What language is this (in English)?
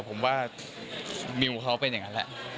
Thai